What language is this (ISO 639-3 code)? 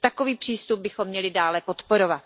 ces